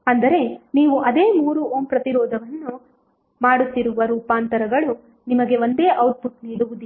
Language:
Kannada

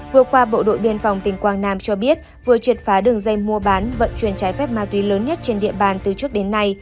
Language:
Vietnamese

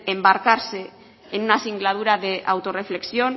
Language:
Spanish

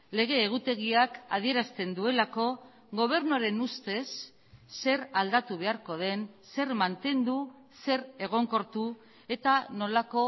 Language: Basque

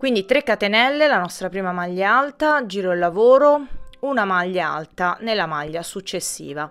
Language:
Italian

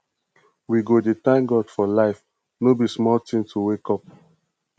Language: Nigerian Pidgin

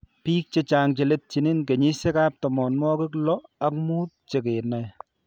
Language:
Kalenjin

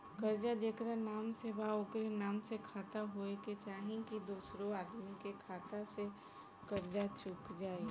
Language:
Bhojpuri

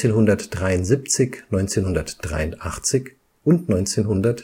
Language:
German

